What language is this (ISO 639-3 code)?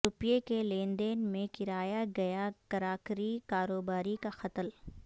urd